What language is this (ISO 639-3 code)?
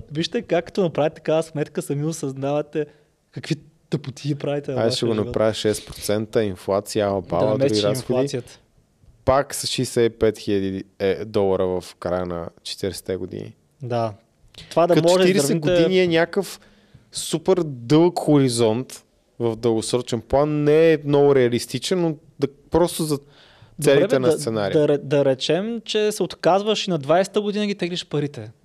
bul